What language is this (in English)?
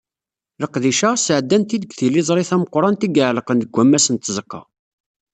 Kabyle